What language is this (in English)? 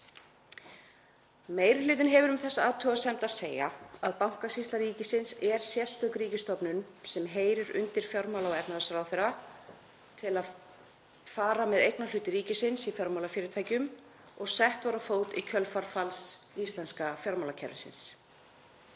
Icelandic